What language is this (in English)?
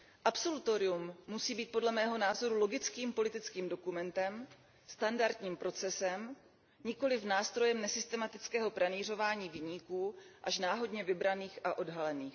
Czech